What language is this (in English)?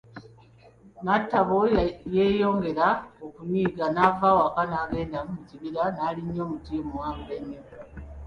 Ganda